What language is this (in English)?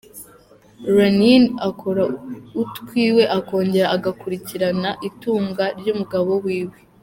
Kinyarwanda